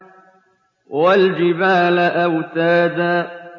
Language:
Arabic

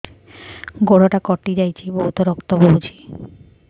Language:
Odia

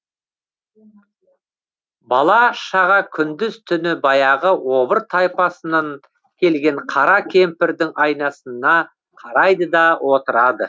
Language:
Kazakh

